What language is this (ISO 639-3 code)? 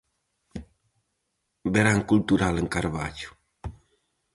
glg